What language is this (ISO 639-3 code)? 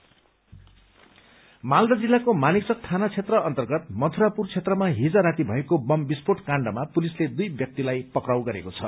nep